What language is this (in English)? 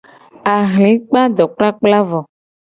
Gen